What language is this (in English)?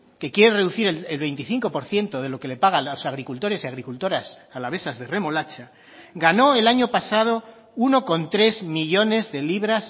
Spanish